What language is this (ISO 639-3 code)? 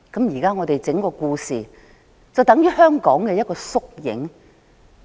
yue